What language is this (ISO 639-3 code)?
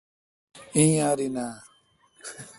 xka